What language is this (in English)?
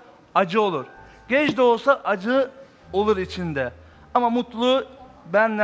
Turkish